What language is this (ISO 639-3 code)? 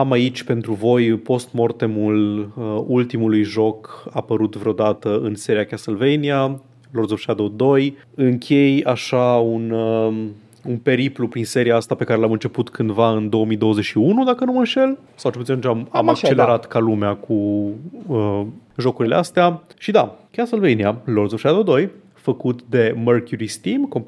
ron